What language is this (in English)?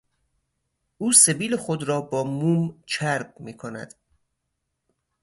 Persian